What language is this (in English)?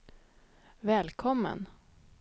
Swedish